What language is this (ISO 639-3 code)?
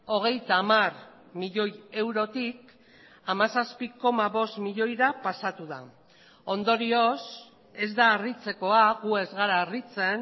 eus